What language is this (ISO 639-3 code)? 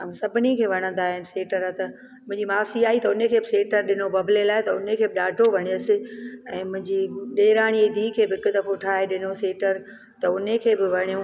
snd